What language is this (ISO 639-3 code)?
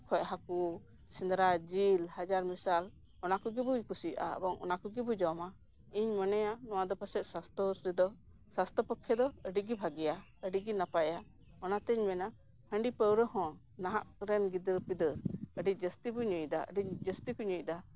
sat